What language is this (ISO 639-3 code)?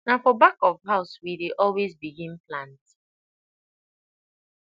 pcm